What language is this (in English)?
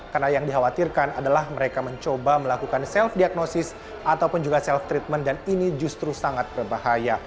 Indonesian